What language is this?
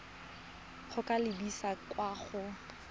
Tswana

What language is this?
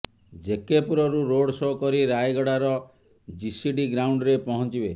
Odia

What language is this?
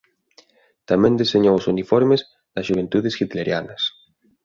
Galician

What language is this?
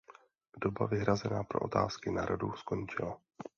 Czech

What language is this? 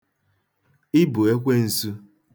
Igbo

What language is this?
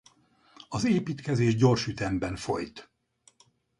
Hungarian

